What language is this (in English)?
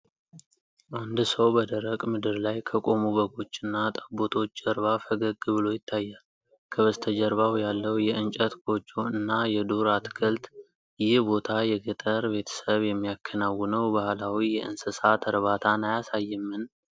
Amharic